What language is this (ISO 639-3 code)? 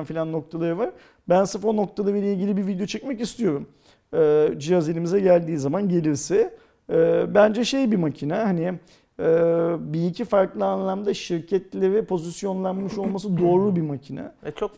tur